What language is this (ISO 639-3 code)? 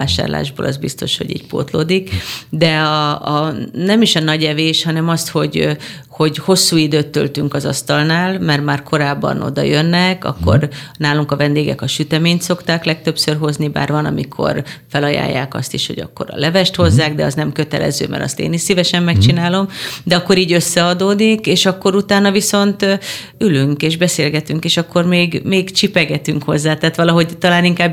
hun